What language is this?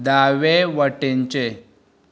Konkani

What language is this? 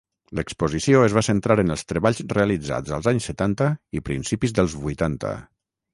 Catalan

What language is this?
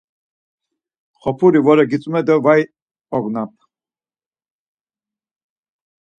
Laz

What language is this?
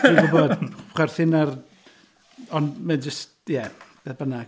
Welsh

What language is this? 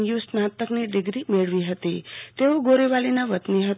Gujarati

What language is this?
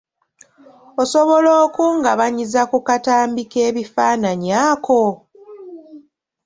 Ganda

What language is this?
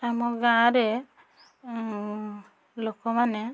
Odia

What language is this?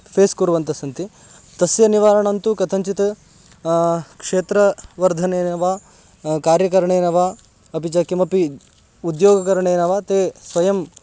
Sanskrit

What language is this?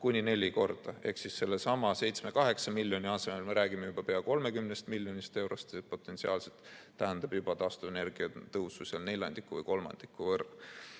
Estonian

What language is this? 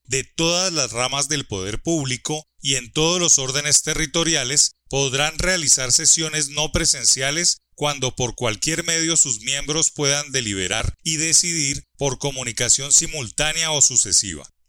Spanish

